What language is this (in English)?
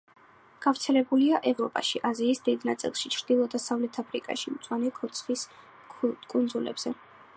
Georgian